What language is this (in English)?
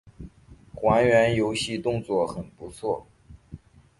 Chinese